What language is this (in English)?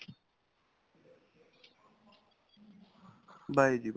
Punjabi